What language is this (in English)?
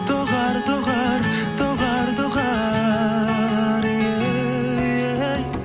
Kazakh